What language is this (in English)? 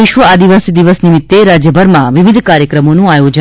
Gujarati